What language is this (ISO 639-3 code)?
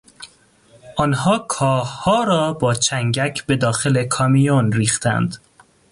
fas